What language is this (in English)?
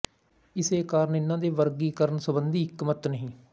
Punjabi